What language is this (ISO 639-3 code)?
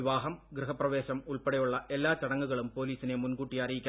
mal